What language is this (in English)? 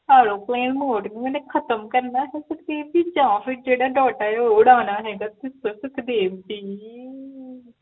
Punjabi